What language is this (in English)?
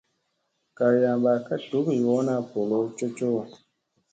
Musey